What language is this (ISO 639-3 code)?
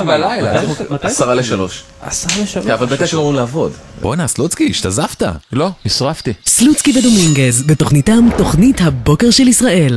heb